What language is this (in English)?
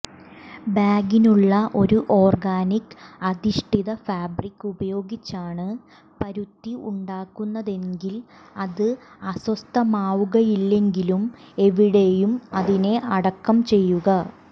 Malayalam